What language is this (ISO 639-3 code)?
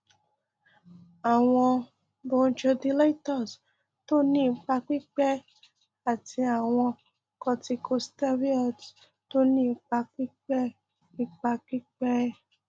yor